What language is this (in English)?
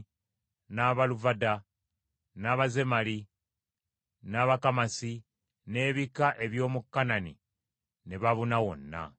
Ganda